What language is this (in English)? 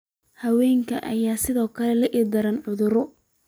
Somali